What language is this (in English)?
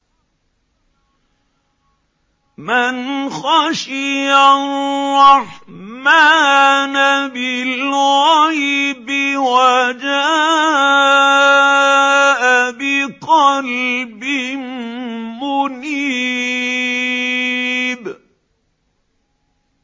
Arabic